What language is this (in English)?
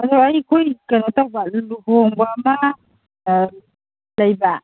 Manipuri